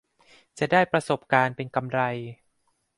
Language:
Thai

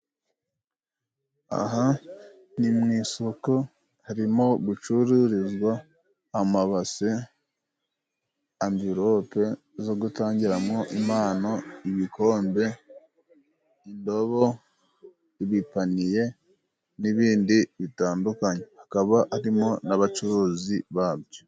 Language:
Kinyarwanda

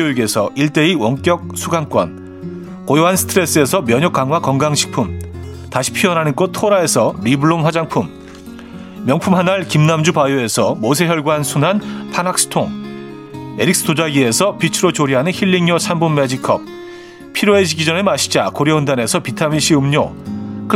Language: Korean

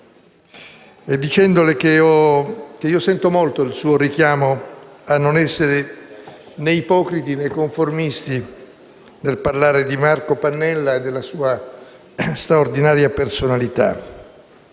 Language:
Italian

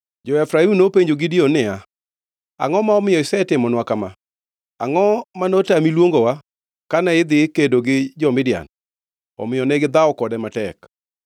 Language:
Luo (Kenya and Tanzania)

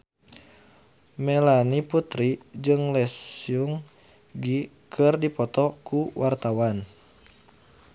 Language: Sundanese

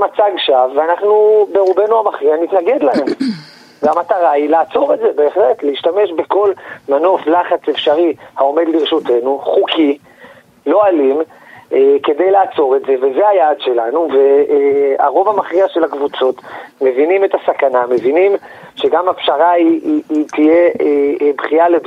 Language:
Hebrew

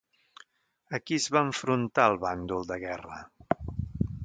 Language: Catalan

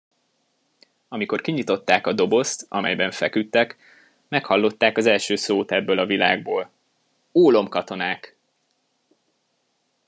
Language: Hungarian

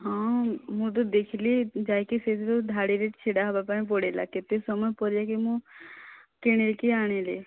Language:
Odia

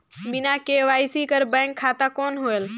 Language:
Chhattisgarhi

